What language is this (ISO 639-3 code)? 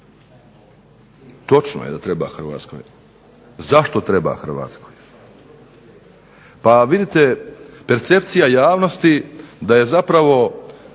hrv